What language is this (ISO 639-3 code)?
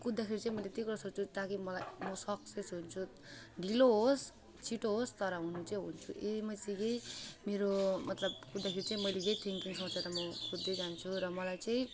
nep